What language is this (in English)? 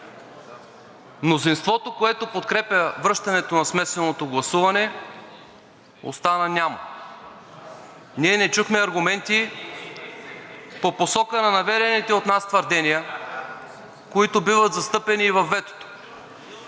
Bulgarian